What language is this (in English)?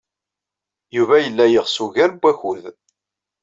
Kabyle